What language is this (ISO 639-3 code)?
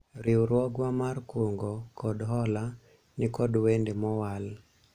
luo